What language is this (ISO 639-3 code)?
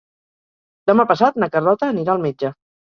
cat